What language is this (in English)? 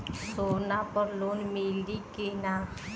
Bhojpuri